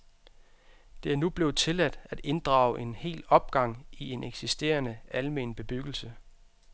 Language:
Danish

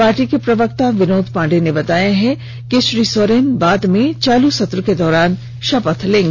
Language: Hindi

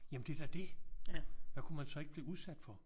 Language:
Danish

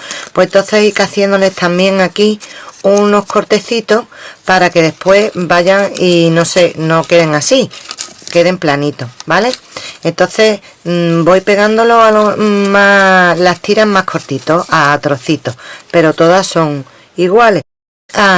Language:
Spanish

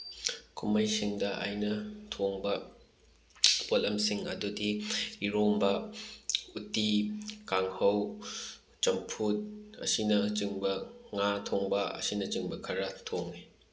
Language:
Manipuri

